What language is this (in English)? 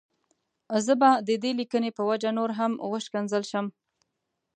Pashto